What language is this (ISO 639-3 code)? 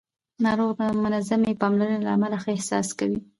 pus